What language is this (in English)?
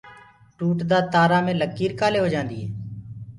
Gurgula